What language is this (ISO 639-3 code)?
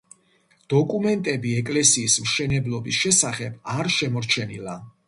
kat